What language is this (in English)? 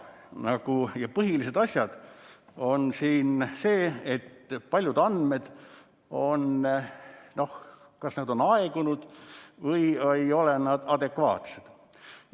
Estonian